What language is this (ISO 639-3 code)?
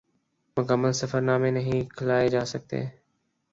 urd